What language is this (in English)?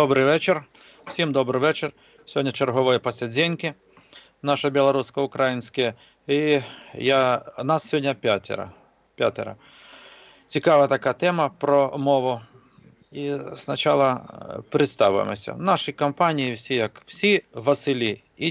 Russian